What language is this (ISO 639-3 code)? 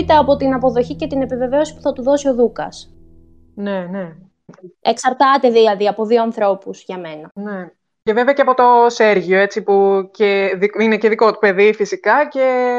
ell